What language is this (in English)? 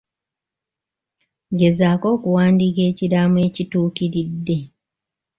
Ganda